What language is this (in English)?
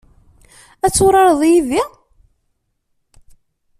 Kabyle